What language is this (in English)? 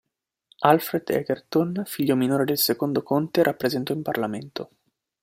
Italian